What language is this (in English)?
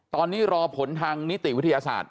Thai